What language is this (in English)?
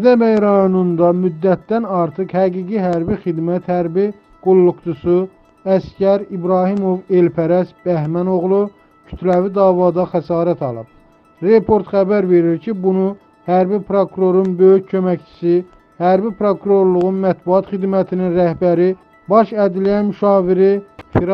Turkish